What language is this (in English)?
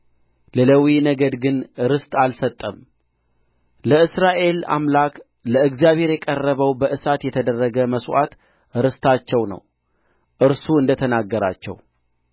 Amharic